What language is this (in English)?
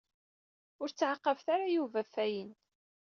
Kabyle